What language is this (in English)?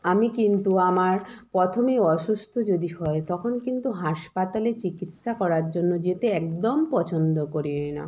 Bangla